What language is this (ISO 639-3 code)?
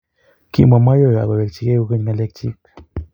kln